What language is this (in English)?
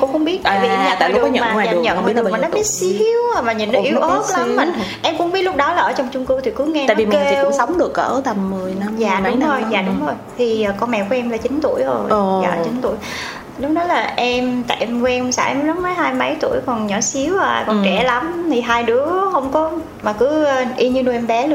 Vietnamese